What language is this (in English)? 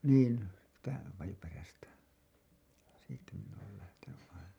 Finnish